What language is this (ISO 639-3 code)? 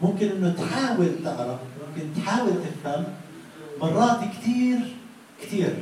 ara